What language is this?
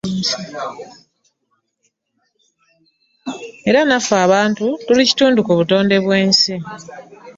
Ganda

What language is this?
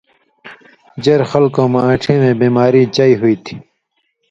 Indus Kohistani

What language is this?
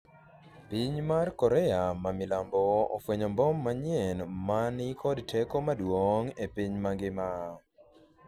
Luo (Kenya and Tanzania)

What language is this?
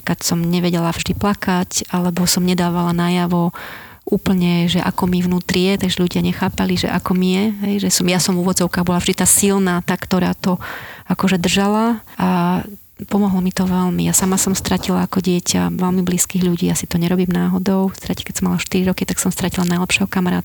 Slovak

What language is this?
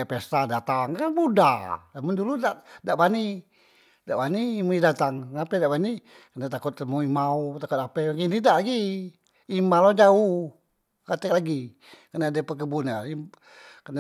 Musi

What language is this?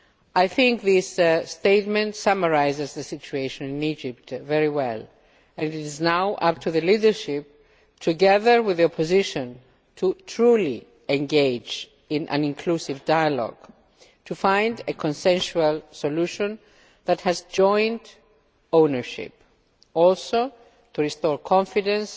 English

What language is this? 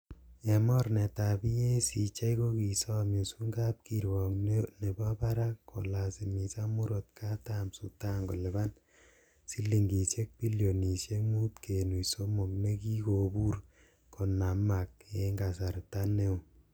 Kalenjin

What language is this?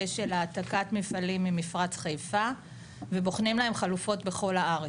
Hebrew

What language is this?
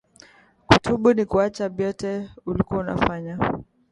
Swahili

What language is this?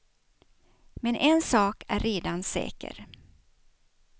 Swedish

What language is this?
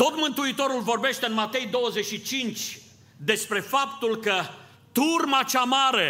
Romanian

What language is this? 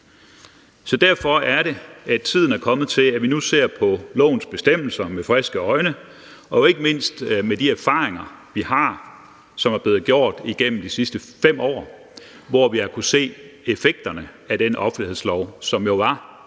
Danish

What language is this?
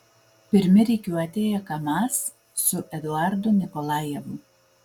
Lithuanian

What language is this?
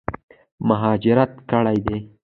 Pashto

